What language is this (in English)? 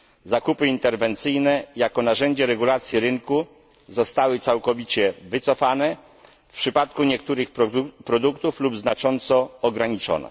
Polish